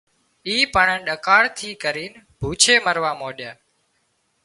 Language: Wadiyara Koli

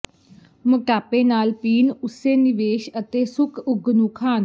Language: Punjabi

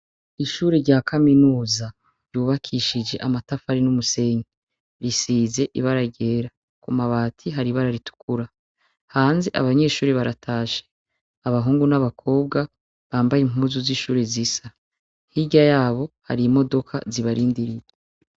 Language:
Rundi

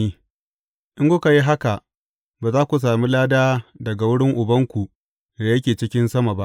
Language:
Hausa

